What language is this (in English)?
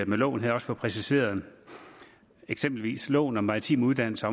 Danish